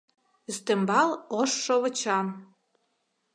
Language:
Mari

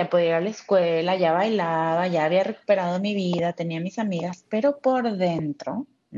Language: Spanish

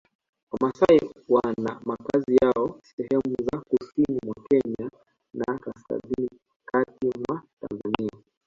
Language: Swahili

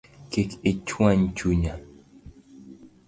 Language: Luo (Kenya and Tanzania)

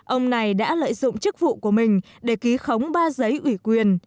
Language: Vietnamese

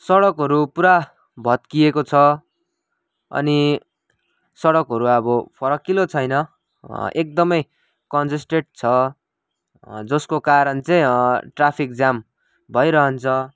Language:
Nepali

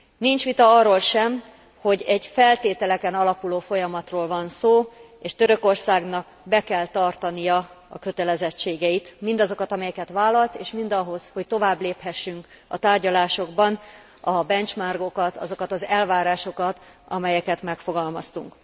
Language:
Hungarian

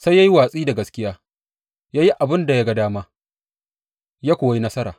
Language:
Hausa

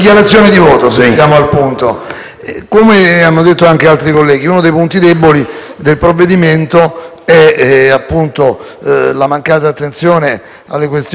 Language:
Italian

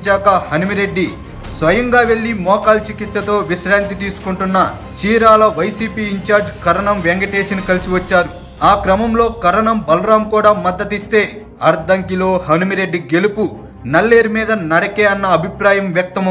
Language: Telugu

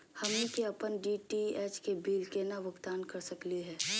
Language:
Magahi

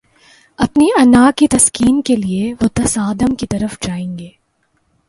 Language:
Urdu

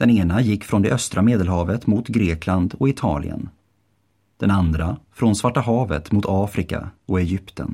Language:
Swedish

